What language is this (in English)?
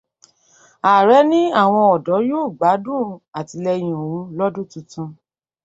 Yoruba